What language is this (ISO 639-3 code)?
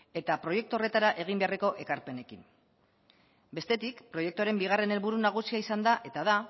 eus